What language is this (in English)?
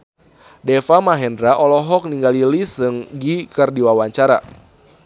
Sundanese